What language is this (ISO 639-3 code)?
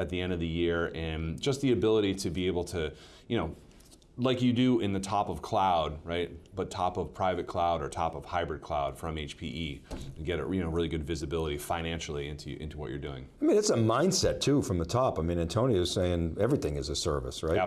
eng